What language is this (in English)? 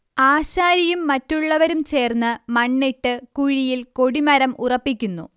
Malayalam